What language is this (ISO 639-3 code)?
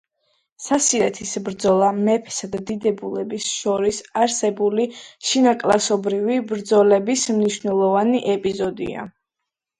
kat